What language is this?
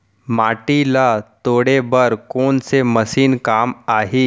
Chhattisgarhi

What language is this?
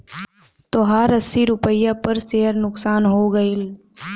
Bhojpuri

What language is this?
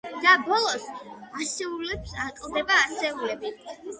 Georgian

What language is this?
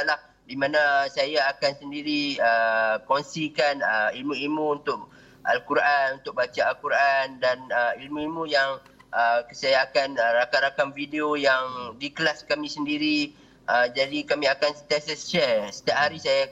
Malay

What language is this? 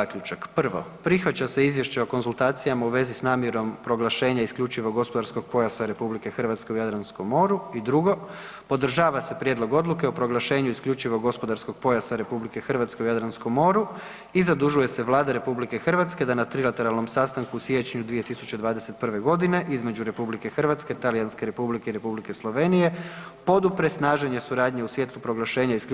Croatian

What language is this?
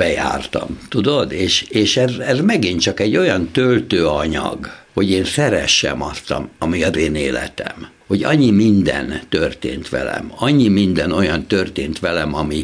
Hungarian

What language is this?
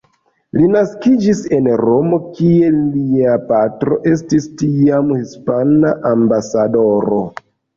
Esperanto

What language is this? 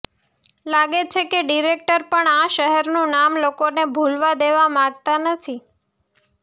Gujarati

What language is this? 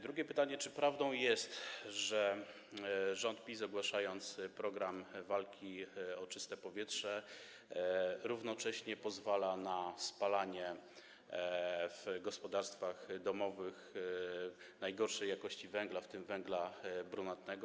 Polish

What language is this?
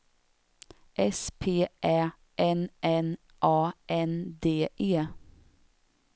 Swedish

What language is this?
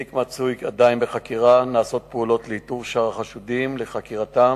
Hebrew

